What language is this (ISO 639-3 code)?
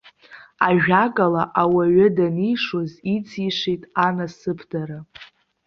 abk